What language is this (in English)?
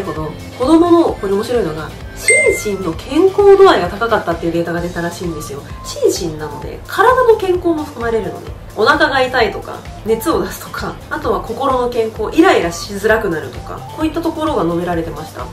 Japanese